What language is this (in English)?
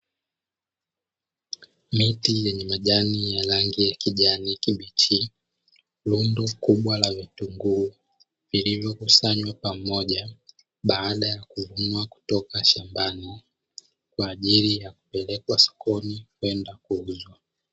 Swahili